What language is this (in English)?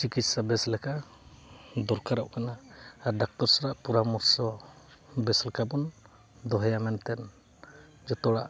Santali